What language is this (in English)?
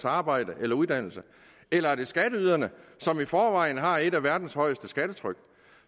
Danish